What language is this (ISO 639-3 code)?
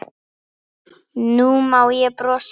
isl